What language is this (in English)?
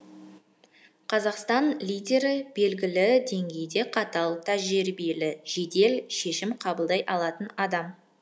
Kazakh